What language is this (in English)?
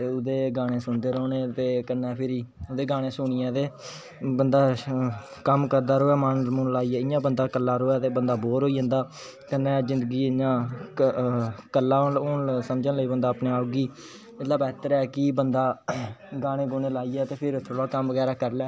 Dogri